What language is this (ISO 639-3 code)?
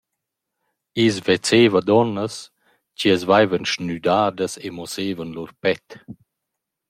roh